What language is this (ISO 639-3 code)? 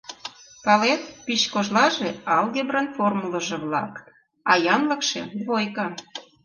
chm